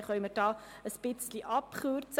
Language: Swiss German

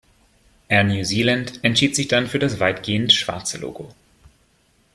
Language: German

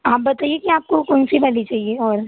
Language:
Hindi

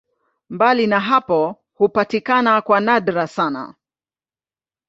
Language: Swahili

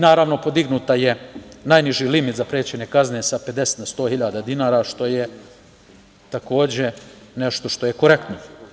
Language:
Serbian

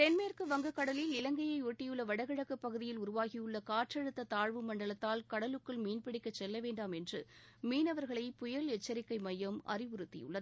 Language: Tamil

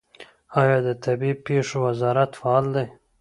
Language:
Pashto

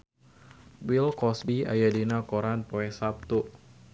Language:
Sundanese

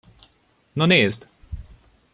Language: Hungarian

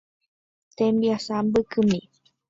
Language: Guarani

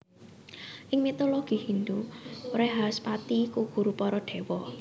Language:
Javanese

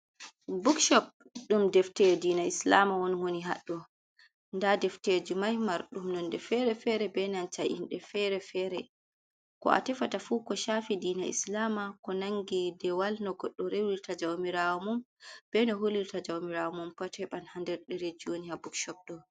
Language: Fula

